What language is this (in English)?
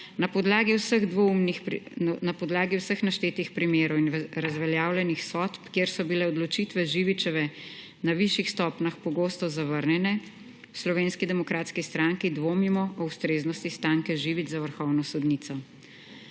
Slovenian